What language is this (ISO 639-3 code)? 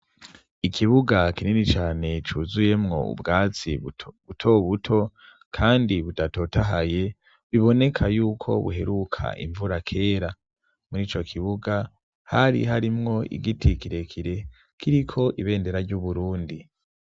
run